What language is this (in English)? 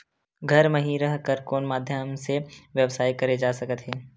Chhattisgarhi